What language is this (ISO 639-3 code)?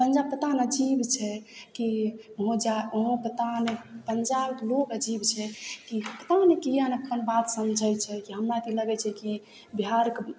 mai